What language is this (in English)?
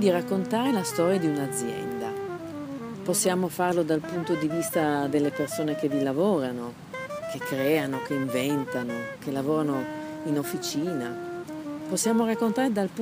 Italian